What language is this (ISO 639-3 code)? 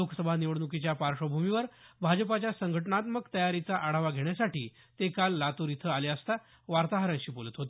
mar